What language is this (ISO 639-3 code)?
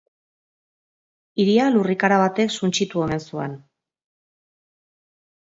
eus